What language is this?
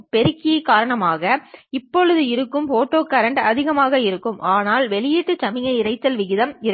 Tamil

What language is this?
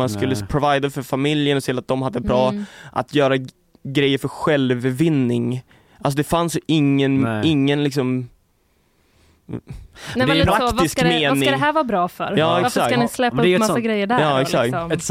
Swedish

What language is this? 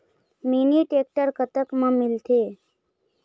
Chhattisgarhi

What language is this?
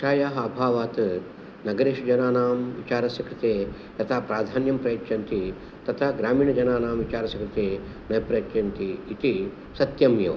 Sanskrit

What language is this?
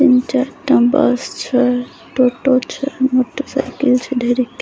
Maithili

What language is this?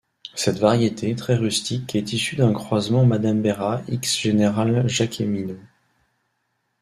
French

